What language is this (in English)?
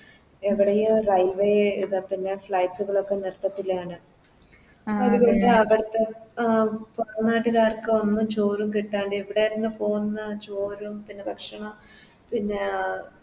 Malayalam